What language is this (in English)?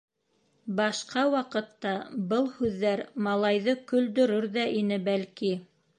Bashkir